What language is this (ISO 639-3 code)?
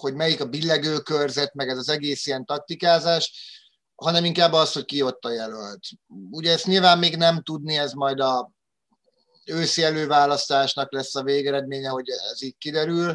hun